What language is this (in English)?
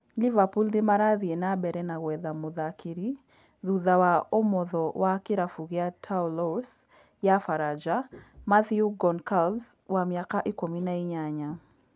Kikuyu